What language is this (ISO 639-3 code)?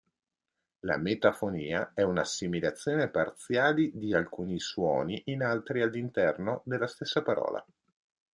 ita